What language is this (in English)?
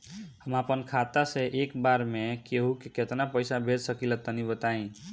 Bhojpuri